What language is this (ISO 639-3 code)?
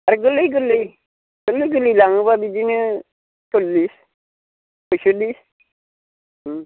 brx